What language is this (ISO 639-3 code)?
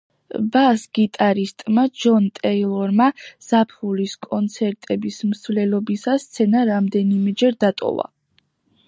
kat